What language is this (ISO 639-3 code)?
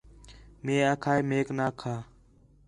xhe